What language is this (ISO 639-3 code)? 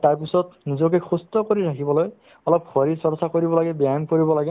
asm